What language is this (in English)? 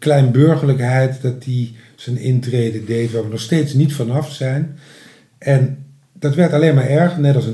Dutch